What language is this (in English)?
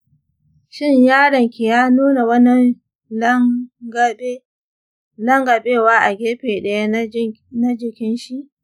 Hausa